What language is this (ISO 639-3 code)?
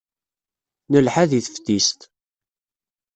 kab